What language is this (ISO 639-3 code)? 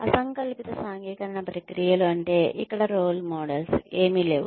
tel